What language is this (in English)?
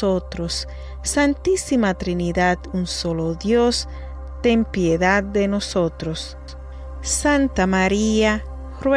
Spanish